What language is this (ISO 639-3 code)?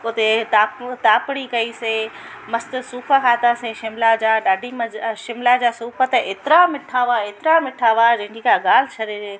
snd